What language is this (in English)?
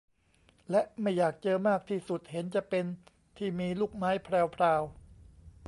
Thai